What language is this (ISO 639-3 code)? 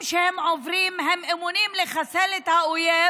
heb